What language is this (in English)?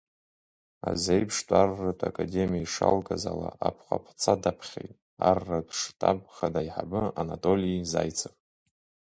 Abkhazian